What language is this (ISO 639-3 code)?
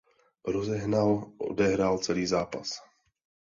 ces